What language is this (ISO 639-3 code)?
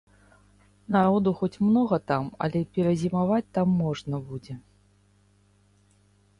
bel